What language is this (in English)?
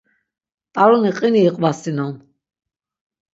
Laz